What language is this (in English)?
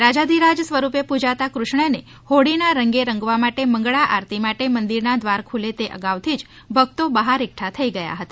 Gujarati